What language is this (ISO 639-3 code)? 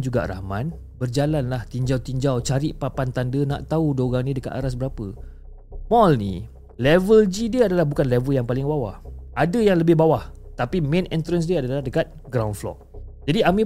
msa